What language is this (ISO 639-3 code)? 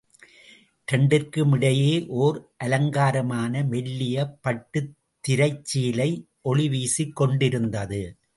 tam